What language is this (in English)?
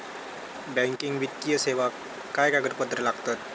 Marathi